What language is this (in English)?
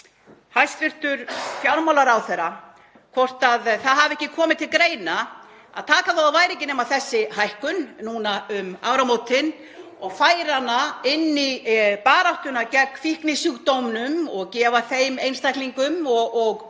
Icelandic